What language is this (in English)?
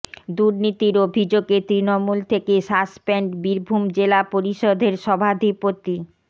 Bangla